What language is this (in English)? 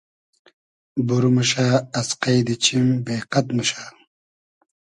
Hazaragi